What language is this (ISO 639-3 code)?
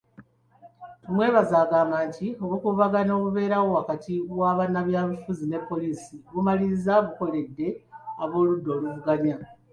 lug